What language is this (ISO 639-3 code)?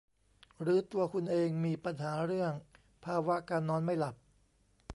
tha